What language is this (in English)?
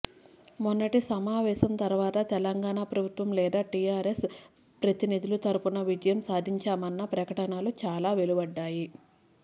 Telugu